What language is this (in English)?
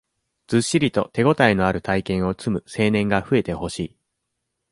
Japanese